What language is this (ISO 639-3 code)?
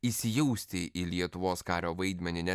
lit